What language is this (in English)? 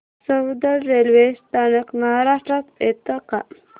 Marathi